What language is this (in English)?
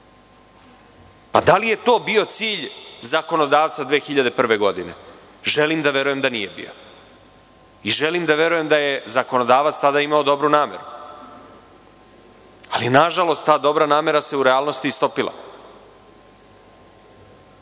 Serbian